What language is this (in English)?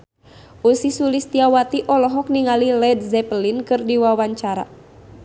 Sundanese